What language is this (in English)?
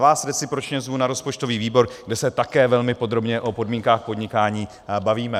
Czech